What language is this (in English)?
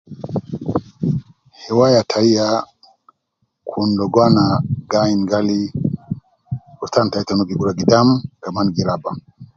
Nubi